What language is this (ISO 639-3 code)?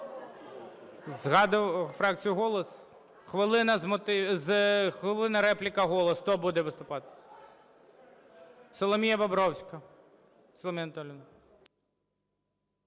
ukr